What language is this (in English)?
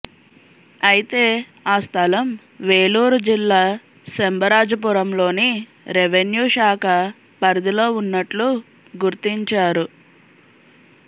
Telugu